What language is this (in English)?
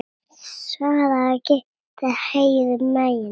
Icelandic